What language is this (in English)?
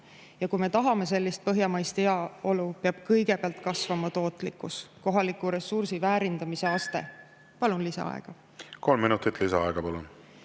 Estonian